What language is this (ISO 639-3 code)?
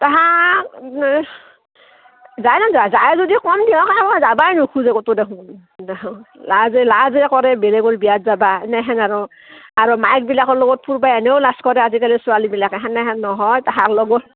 asm